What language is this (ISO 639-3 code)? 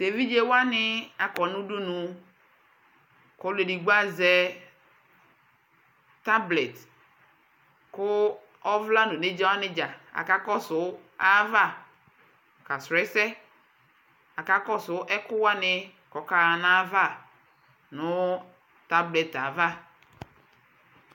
kpo